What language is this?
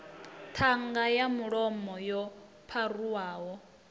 Venda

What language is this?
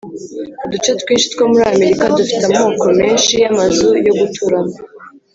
Kinyarwanda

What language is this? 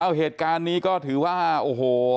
Thai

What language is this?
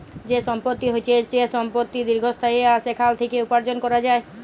Bangla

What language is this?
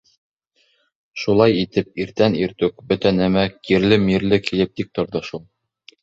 Bashkir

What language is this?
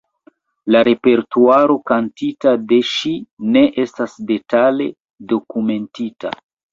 Esperanto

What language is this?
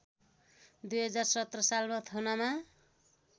Nepali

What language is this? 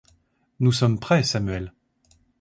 French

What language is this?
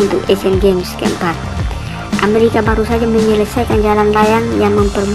Indonesian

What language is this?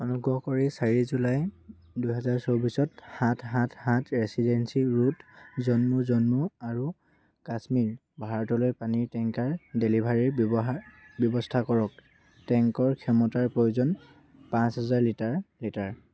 Assamese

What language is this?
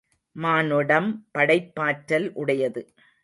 Tamil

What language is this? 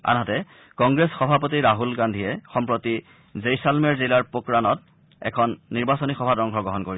Assamese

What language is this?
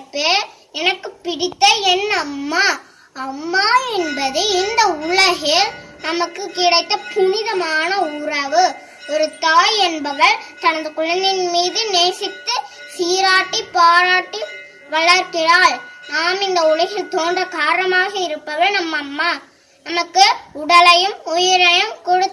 Tamil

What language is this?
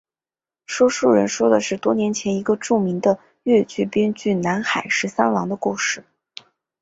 Chinese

